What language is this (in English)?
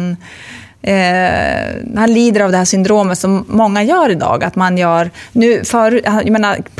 Swedish